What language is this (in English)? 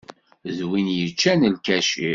Kabyle